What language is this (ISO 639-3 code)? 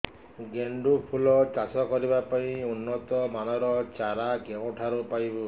ori